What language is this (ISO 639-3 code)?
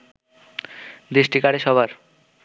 ben